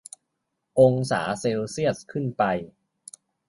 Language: Thai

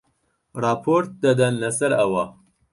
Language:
Central Kurdish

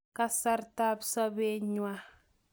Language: Kalenjin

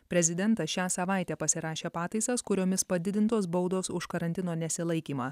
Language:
Lithuanian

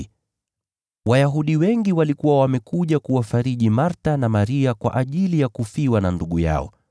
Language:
Swahili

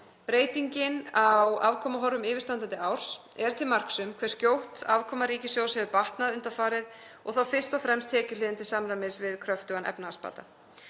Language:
Icelandic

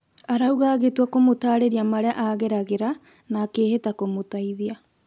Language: Kikuyu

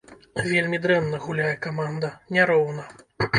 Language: Belarusian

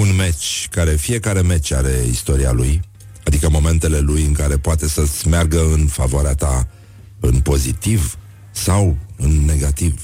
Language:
Romanian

